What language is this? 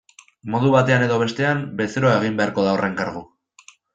Basque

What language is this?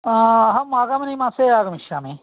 Sanskrit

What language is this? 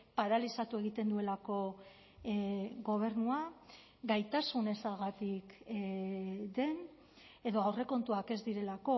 Basque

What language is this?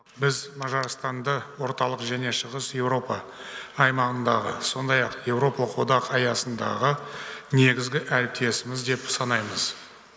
Kazakh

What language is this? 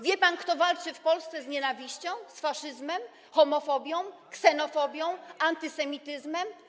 Polish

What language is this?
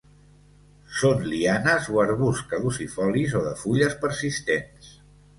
Catalan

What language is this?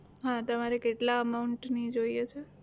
Gujarati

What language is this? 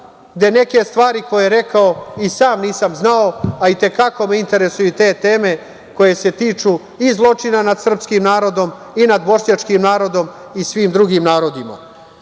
Serbian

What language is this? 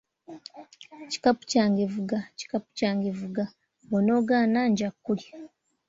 Ganda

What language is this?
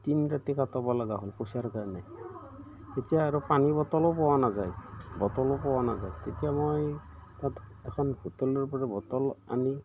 Assamese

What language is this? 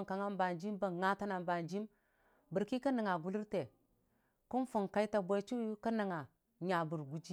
Dijim-Bwilim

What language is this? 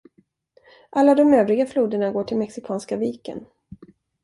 Swedish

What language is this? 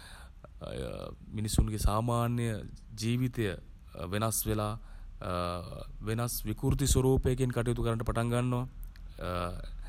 Sinhala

